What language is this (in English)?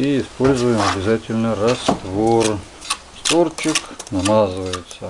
Russian